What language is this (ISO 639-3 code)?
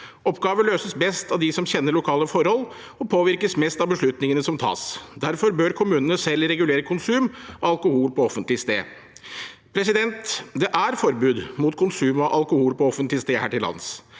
nor